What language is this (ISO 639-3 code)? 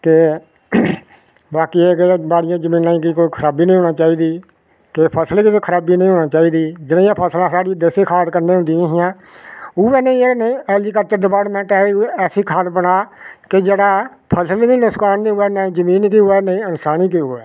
doi